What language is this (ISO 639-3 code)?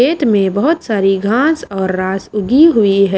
hin